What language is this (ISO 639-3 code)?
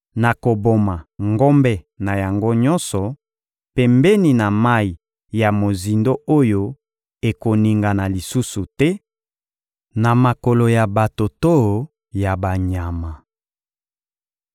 lin